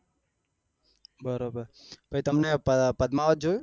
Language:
Gujarati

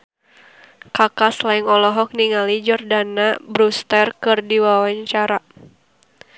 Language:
Sundanese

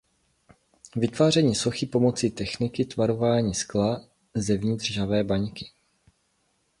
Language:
Czech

